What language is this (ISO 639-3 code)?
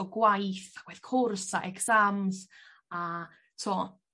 cym